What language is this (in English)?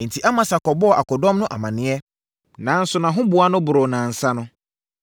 Akan